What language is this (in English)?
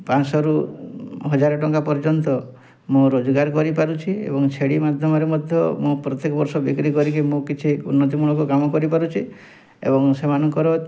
Odia